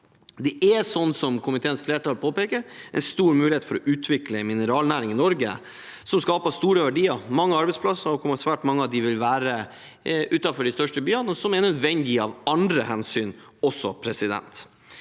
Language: Norwegian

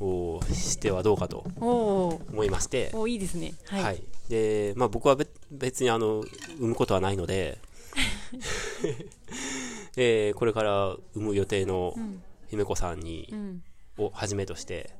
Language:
Japanese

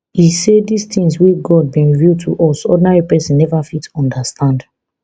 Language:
Nigerian Pidgin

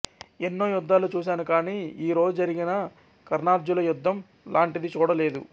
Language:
Telugu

